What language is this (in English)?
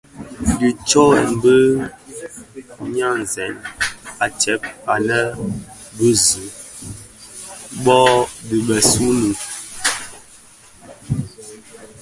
Bafia